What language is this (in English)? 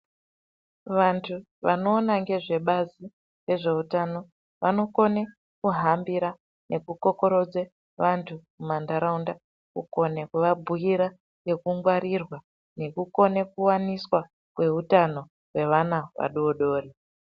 Ndau